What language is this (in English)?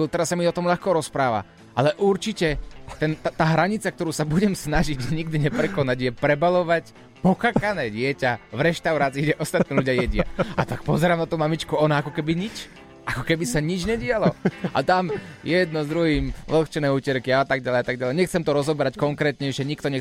Slovak